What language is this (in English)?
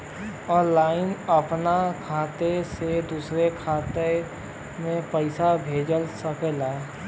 Bhojpuri